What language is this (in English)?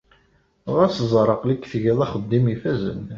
Kabyle